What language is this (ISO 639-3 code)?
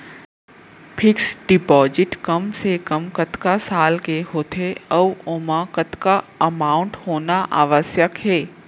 hne